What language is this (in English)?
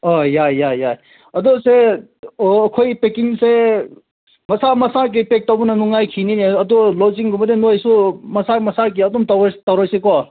Manipuri